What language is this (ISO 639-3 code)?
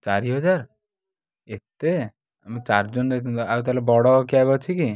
ori